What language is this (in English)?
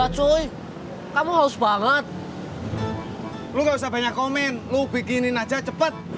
Indonesian